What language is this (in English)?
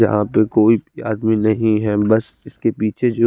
Hindi